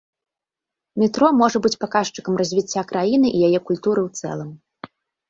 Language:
Belarusian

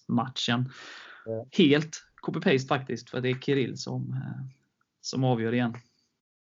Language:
Swedish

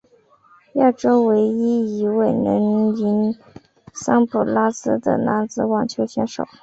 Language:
Chinese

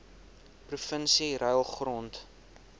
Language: Afrikaans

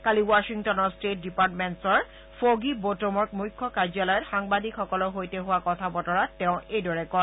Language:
Assamese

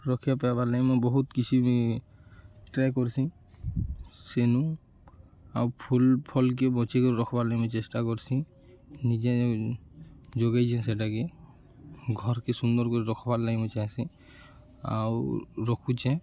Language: Odia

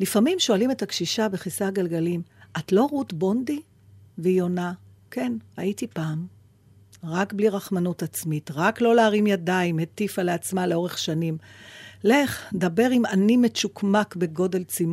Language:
Hebrew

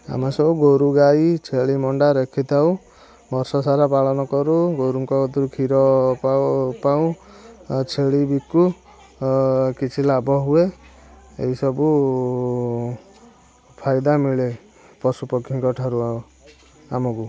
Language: Odia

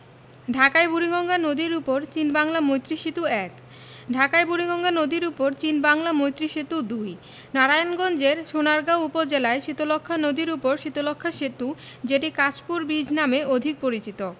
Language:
Bangla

